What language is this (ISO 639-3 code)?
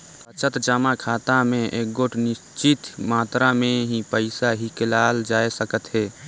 hne